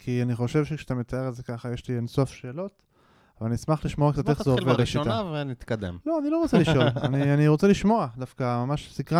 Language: Hebrew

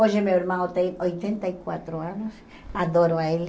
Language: Portuguese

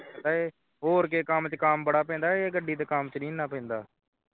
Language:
Punjabi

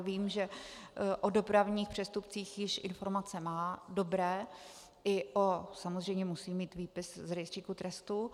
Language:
Czech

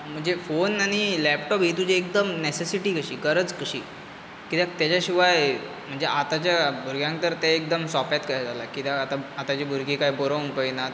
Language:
Konkani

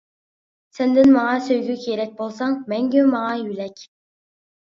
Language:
Uyghur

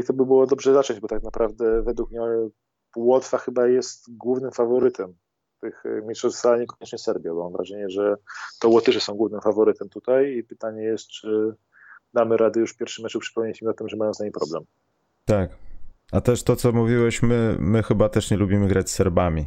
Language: Polish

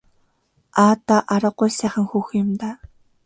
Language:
Mongolian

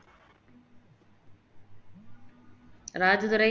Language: Tamil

